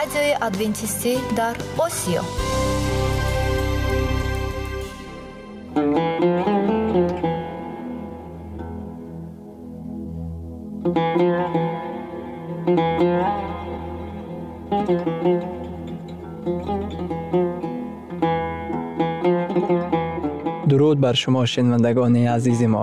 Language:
Persian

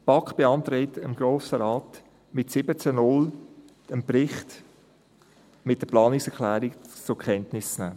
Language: Swiss German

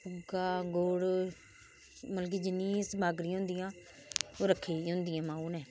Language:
Dogri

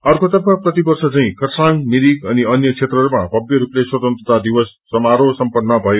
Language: Nepali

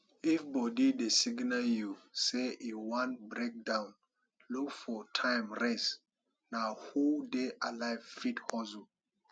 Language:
Nigerian Pidgin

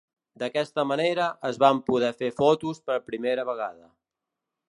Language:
Catalan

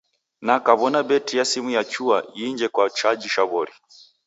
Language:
Taita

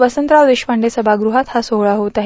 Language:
Marathi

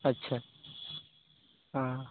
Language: Maithili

